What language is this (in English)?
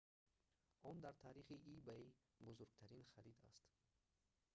Tajik